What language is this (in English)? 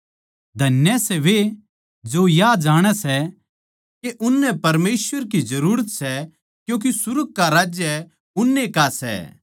Haryanvi